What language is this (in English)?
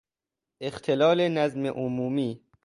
Persian